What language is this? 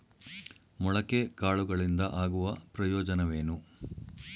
Kannada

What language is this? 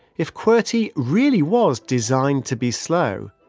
English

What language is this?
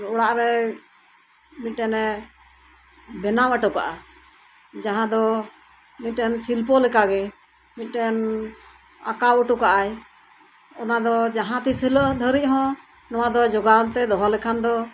Santali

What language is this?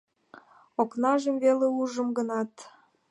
Mari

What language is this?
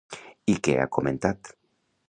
Catalan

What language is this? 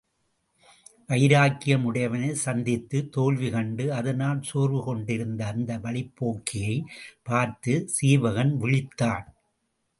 Tamil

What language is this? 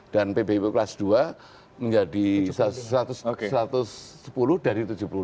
Indonesian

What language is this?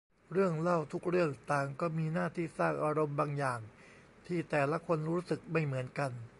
Thai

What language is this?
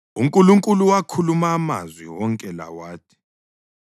North Ndebele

